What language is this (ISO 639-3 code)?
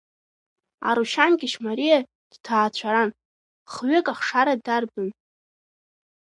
abk